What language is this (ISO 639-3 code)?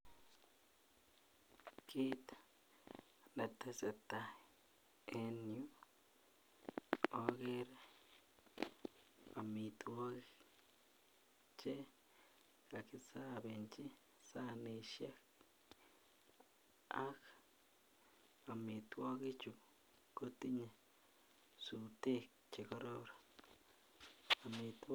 kln